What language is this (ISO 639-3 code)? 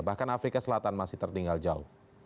ind